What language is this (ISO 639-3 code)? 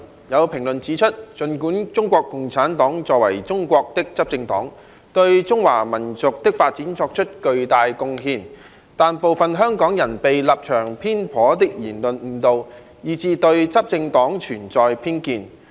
yue